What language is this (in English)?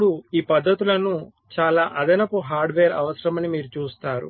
Telugu